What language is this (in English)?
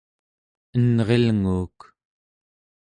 Central Yupik